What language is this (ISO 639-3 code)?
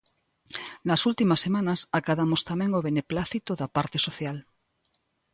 glg